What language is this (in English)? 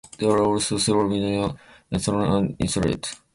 English